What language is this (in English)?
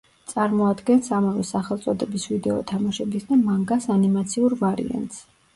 Georgian